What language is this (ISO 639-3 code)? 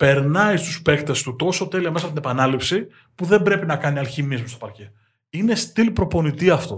ell